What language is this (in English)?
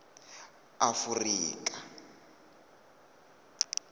Venda